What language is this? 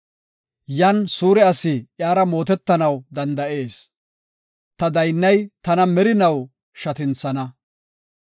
Gofa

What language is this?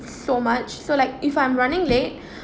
English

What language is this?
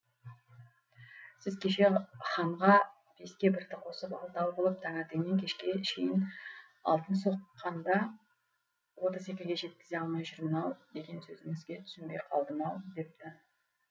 Kazakh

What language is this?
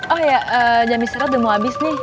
Indonesian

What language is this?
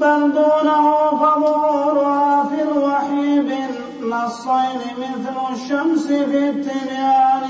Arabic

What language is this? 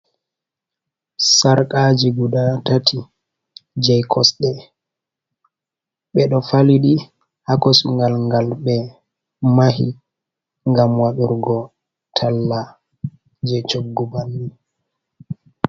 Fula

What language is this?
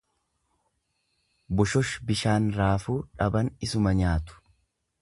Oromo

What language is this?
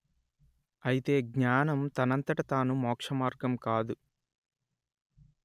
Telugu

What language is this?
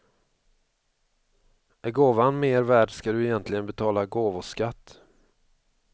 Swedish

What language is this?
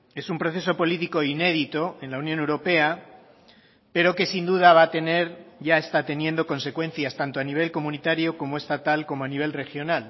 Spanish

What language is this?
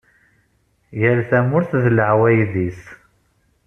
Kabyle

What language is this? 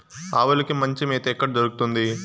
Telugu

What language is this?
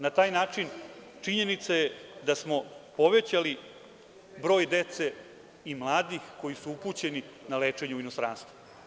Serbian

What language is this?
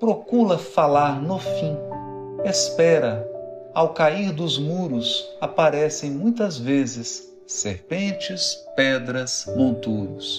Portuguese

